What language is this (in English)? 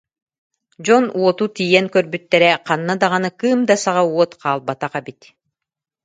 Yakut